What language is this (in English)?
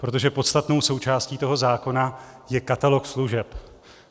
Czech